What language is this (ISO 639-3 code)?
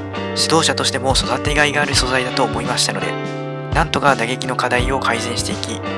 jpn